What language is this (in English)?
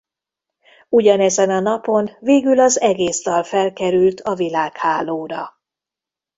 Hungarian